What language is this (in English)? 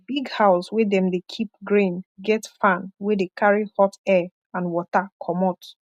Nigerian Pidgin